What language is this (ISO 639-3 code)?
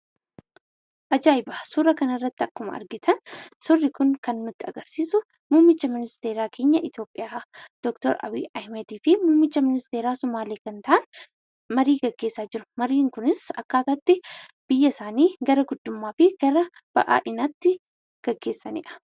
orm